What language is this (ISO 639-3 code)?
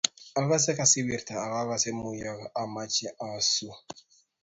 kln